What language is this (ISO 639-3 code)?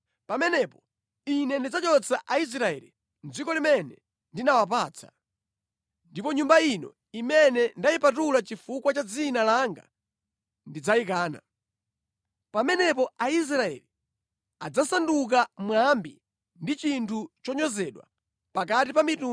nya